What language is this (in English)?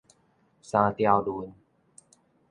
Min Nan Chinese